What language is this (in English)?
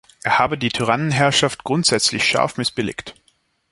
German